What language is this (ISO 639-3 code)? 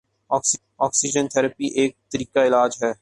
urd